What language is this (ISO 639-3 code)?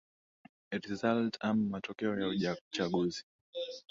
swa